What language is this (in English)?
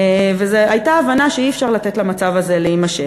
Hebrew